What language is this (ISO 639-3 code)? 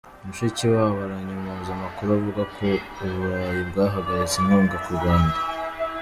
kin